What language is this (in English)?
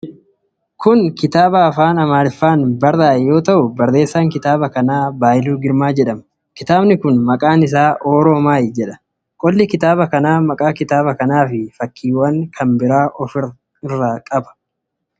Oromo